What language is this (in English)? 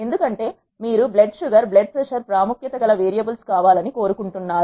Telugu